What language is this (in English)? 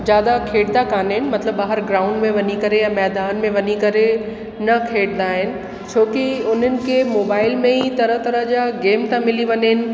Sindhi